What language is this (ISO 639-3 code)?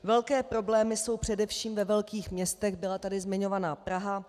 ces